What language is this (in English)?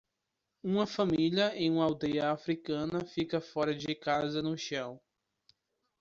Portuguese